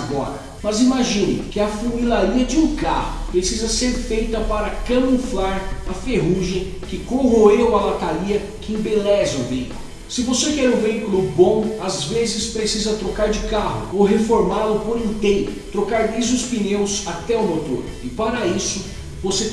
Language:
Portuguese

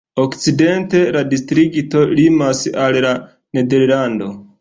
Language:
Esperanto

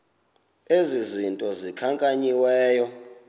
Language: Xhosa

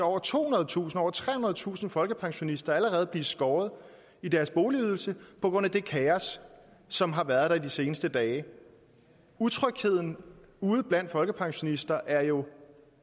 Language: Danish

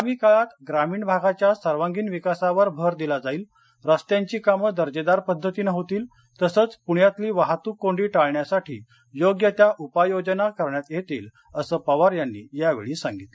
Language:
Marathi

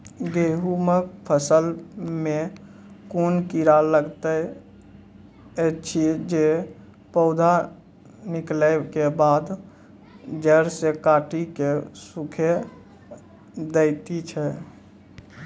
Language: Maithili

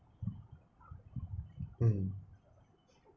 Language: English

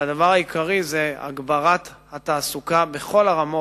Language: Hebrew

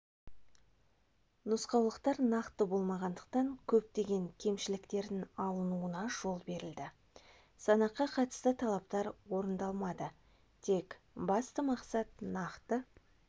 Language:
Kazakh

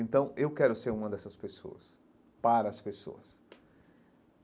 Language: Portuguese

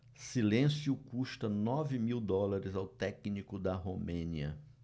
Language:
Portuguese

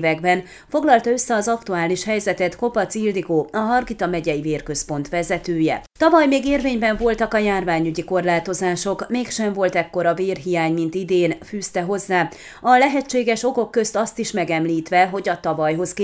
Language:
Hungarian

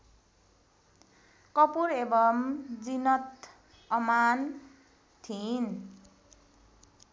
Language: Nepali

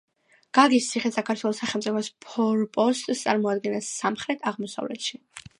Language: Georgian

